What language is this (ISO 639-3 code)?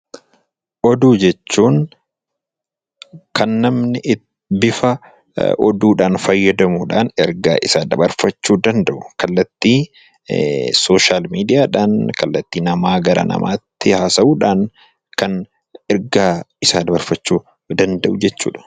orm